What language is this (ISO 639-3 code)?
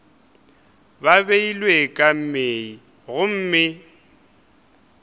nso